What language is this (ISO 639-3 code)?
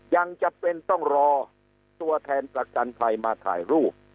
tha